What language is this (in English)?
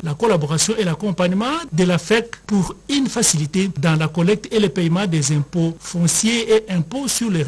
French